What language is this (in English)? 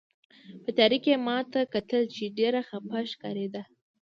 Pashto